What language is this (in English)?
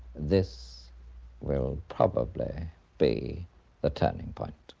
English